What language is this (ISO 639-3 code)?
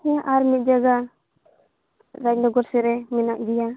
sat